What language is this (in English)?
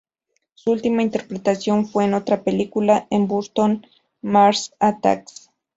Spanish